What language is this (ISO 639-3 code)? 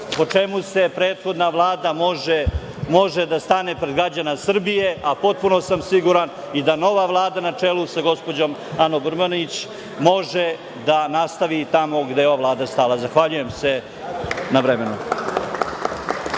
srp